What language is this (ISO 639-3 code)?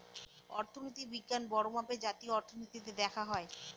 ben